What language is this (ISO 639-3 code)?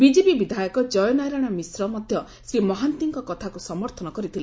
ori